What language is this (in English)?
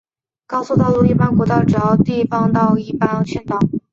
Chinese